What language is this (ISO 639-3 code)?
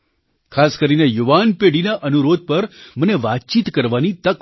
guj